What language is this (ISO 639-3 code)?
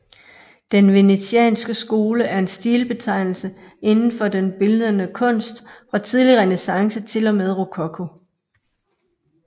dan